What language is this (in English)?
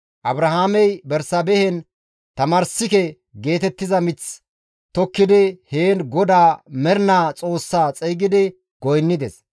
Gamo